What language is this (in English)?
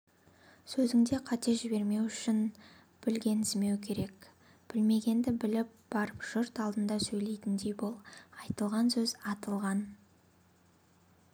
Kazakh